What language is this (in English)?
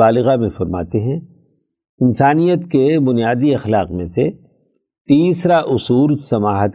Urdu